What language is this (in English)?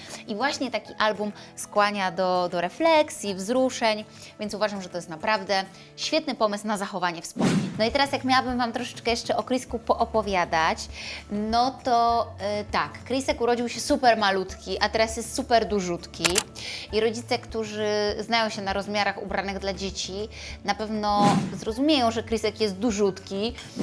Polish